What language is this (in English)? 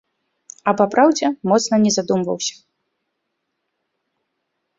Belarusian